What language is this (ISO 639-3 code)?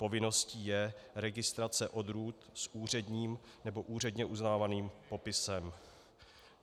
ces